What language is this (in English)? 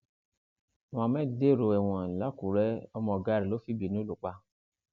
Yoruba